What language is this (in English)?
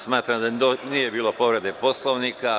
Serbian